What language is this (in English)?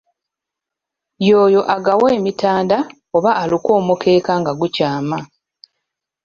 Ganda